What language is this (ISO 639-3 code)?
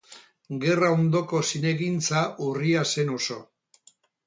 eus